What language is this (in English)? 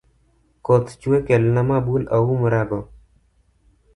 Luo (Kenya and Tanzania)